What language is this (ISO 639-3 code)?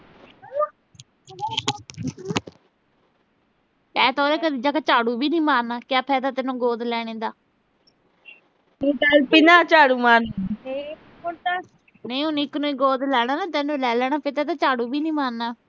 pan